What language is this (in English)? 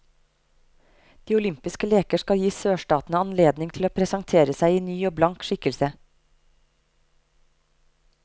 Norwegian